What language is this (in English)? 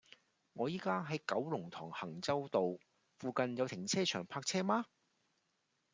Cantonese